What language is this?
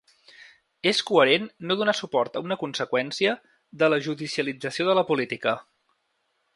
Catalan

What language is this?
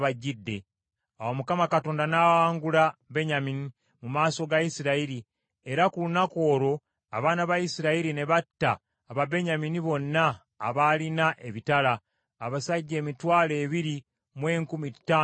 Ganda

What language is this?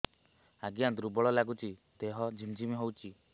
Odia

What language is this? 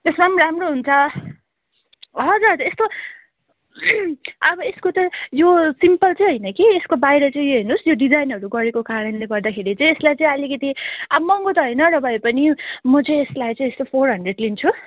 Nepali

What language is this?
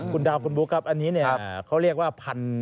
Thai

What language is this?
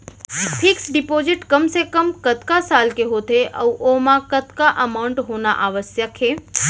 Chhattisgarhi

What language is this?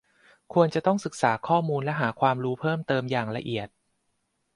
Thai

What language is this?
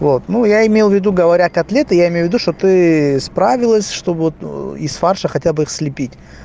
Russian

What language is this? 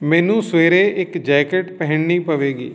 Punjabi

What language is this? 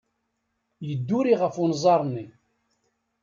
Kabyle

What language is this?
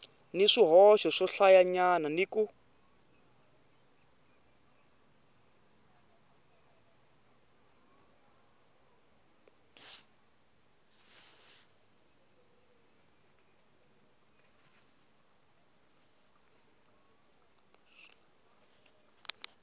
Tsonga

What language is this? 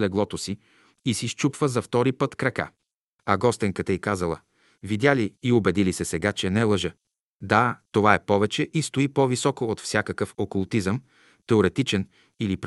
Bulgarian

